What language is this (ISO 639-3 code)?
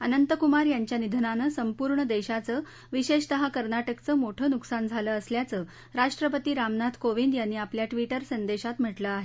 mar